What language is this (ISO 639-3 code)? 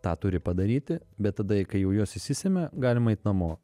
lit